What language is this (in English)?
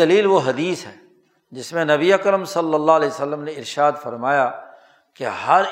Urdu